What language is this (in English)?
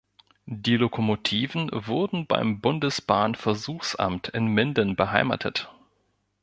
German